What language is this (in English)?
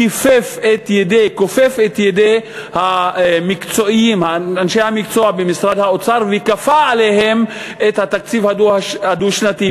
Hebrew